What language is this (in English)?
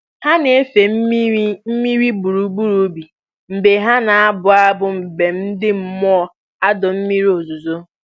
Igbo